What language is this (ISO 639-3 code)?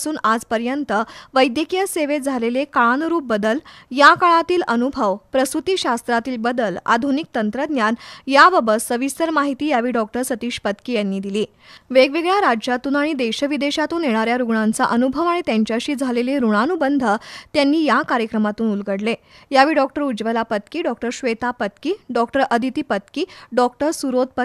mar